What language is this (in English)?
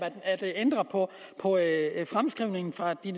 Danish